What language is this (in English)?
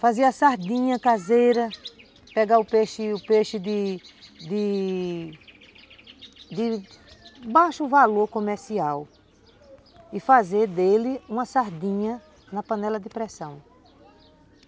Portuguese